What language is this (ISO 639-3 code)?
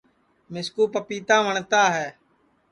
ssi